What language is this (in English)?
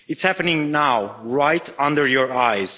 English